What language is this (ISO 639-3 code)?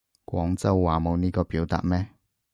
yue